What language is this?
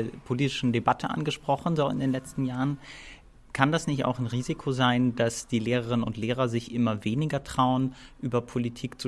German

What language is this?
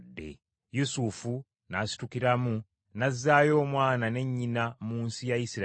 Ganda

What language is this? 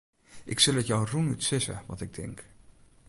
Western Frisian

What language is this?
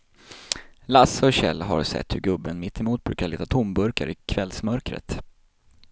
Swedish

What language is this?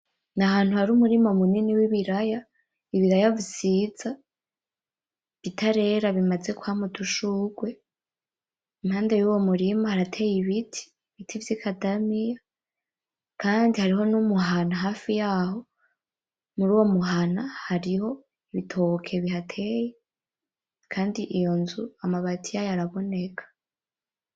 Rundi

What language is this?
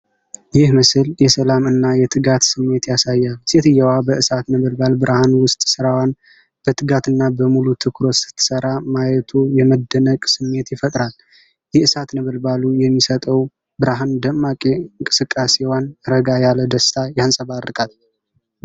Amharic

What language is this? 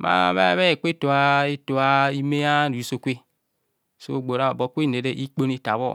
Kohumono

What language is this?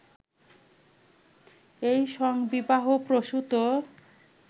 Bangla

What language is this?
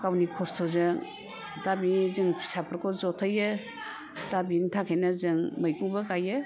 Bodo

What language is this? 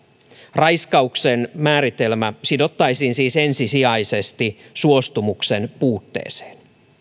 Finnish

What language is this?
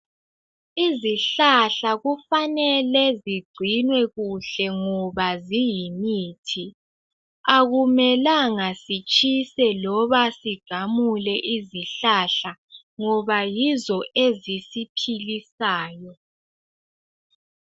North Ndebele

